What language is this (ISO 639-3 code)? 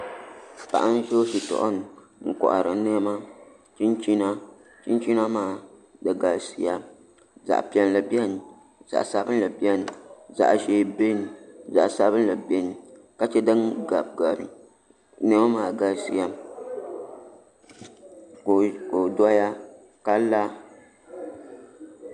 dag